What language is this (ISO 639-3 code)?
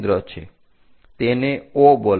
guj